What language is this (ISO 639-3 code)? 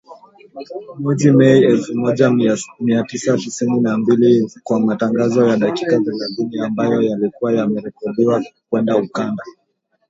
swa